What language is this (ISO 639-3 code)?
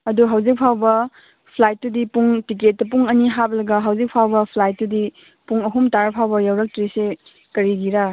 mni